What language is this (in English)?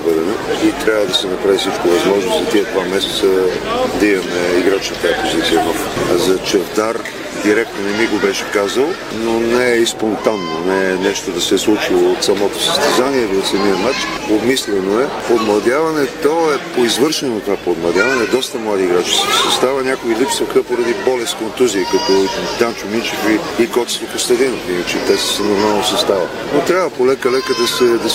Bulgarian